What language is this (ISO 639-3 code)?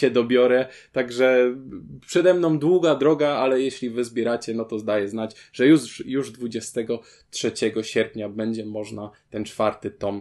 pol